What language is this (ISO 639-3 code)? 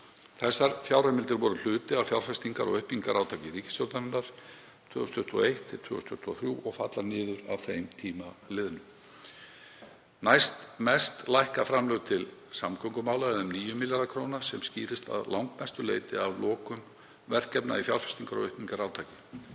isl